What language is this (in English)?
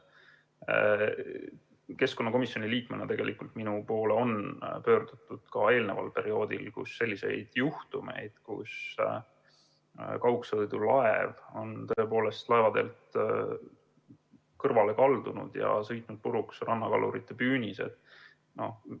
Estonian